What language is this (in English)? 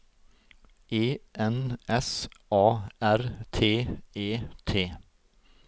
Norwegian